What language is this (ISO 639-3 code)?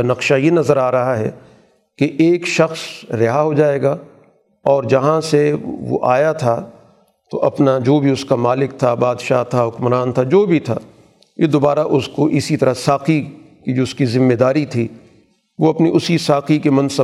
urd